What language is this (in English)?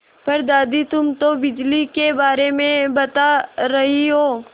Hindi